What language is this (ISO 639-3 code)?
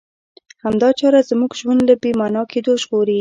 pus